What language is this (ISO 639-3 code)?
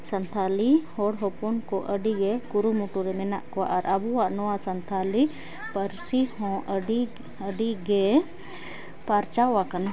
sat